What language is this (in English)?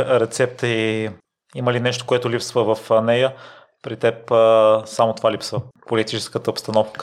Bulgarian